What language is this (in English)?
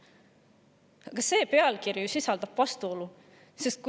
Estonian